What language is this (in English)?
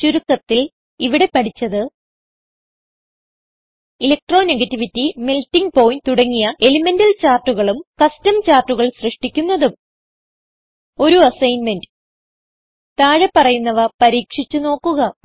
Malayalam